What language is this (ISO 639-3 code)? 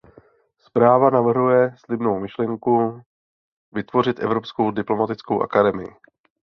ces